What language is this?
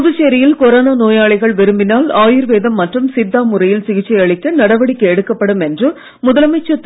Tamil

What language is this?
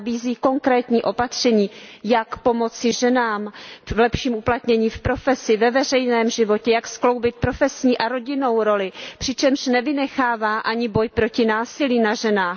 Czech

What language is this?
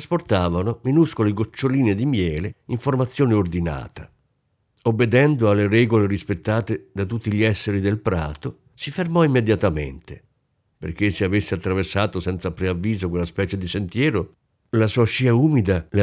Italian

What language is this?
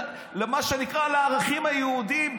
Hebrew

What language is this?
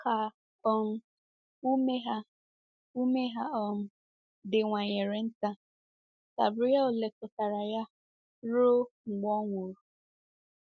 Igbo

